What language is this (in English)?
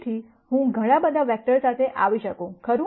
Gujarati